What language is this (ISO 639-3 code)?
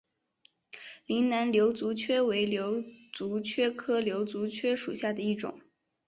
zho